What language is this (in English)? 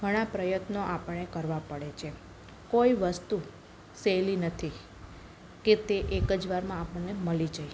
Gujarati